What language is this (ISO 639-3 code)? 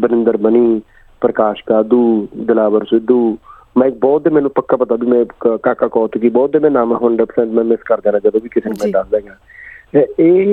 pan